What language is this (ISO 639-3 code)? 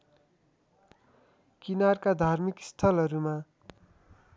nep